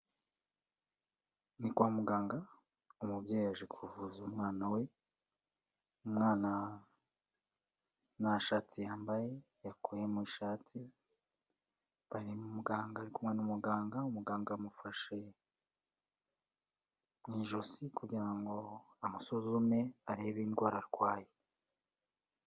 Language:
Kinyarwanda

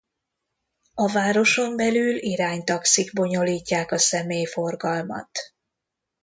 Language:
Hungarian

